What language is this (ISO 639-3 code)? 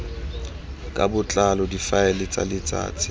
tsn